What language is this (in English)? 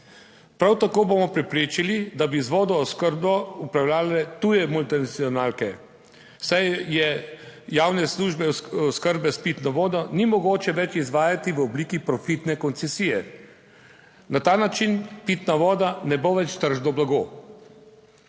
Slovenian